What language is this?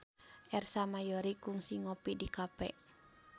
Sundanese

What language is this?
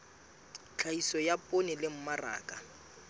Southern Sotho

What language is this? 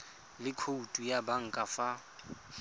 Tswana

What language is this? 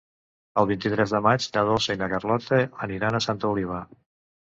Catalan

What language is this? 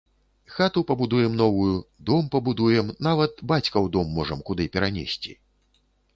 Belarusian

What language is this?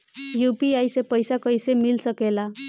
Bhojpuri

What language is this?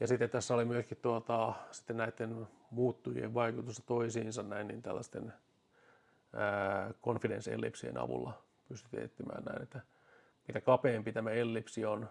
Finnish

